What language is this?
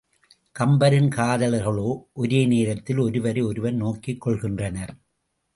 Tamil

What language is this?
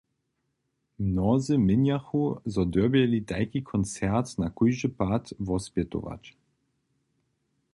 Upper Sorbian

